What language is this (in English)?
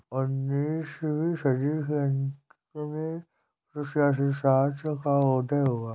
Hindi